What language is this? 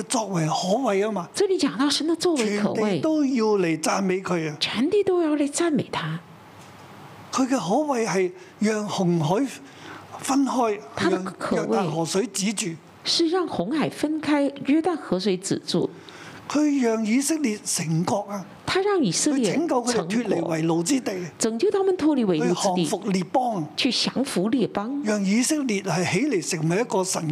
Chinese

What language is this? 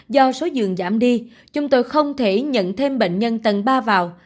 Vietnamese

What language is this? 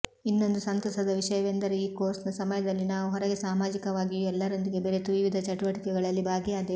Kannada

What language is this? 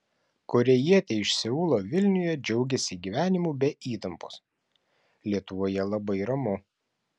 Lithuanian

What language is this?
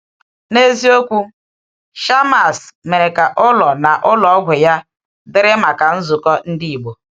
Igbo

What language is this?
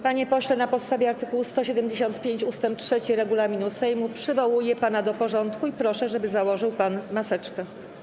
Polish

